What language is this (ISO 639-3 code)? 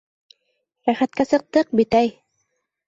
bak